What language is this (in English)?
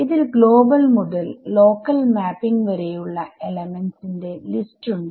Malayalam